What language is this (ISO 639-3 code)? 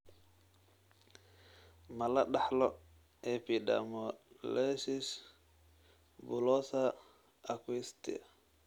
som